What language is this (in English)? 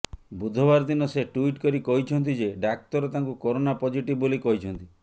Odia